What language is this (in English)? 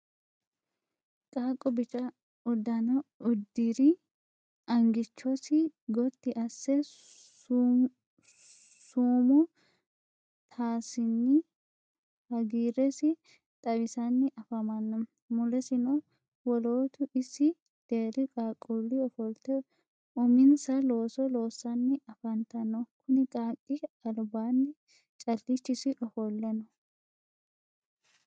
Sidamo